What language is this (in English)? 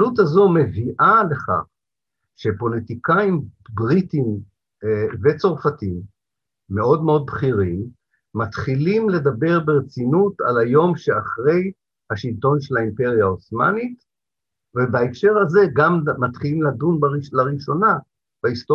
Hebrew